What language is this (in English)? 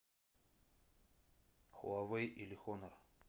Russian